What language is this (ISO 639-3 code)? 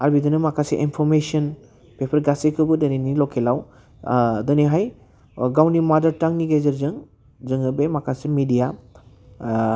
brx